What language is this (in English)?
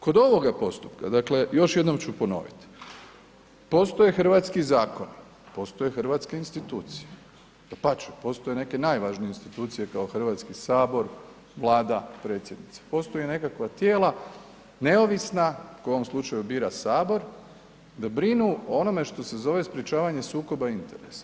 Croatian